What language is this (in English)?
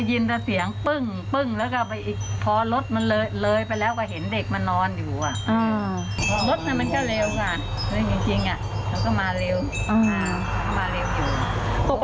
Thai